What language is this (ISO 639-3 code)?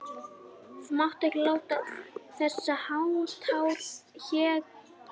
isl